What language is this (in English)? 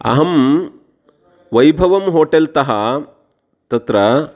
Sanskrit